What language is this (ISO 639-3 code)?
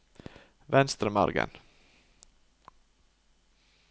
nor